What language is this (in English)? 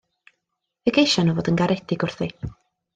Welsh